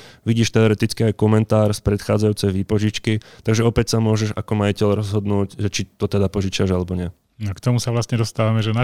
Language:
Slovak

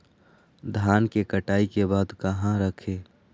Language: Magahi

